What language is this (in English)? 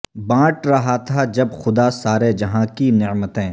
Urdu